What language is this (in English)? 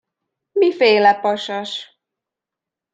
Hungarian